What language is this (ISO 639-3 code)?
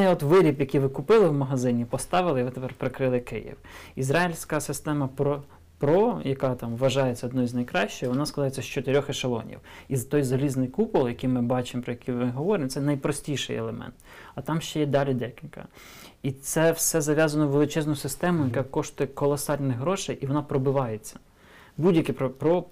ukr